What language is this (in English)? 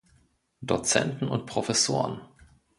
German